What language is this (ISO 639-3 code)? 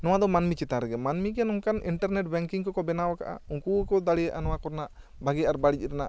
sat